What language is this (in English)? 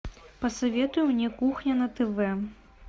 Russian